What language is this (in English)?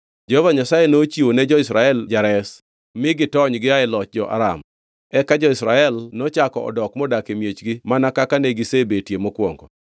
Luo (Kenya and Tanzania)